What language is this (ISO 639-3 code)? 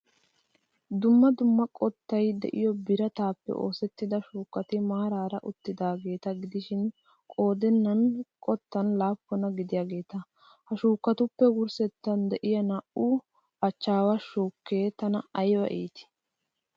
wal